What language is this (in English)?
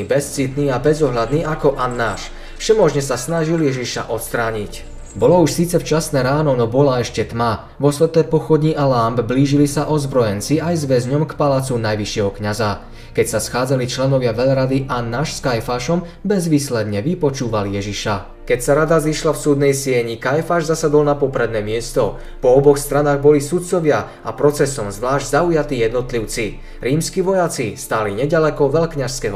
Slovak